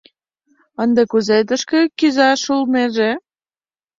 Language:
Mari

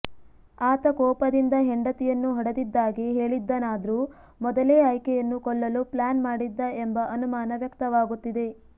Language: Kannada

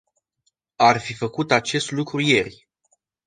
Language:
Romanian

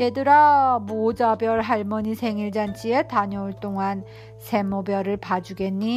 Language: Korean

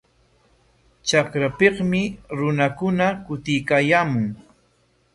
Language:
Corongo Ancash Quechua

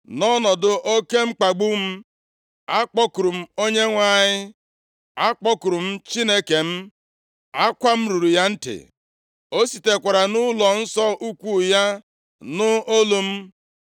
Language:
Igbo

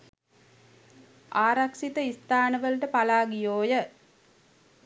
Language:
Sinhala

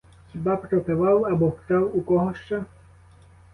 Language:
Ukrainian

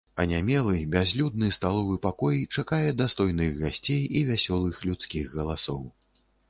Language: Belarusian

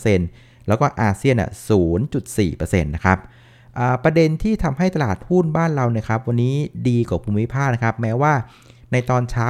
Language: Thai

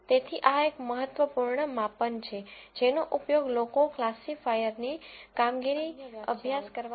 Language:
Gujarati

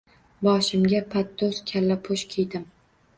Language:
Uzbek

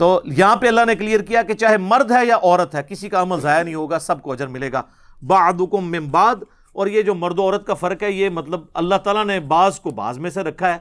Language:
Urdu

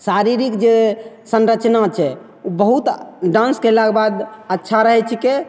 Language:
Maithili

